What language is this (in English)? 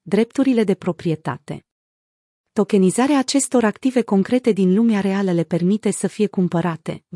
Romanian